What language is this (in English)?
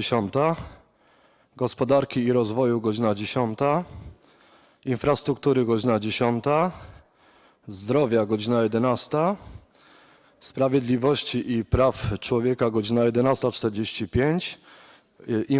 Polish